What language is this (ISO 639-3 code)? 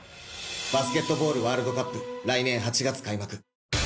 jpn